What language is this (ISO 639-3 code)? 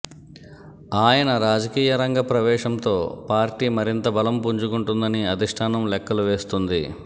tel